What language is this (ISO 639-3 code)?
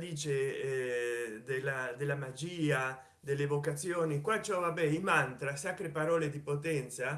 ita